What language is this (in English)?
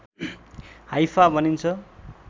Nepali